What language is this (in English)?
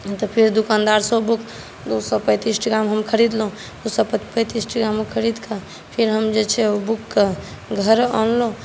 Maithili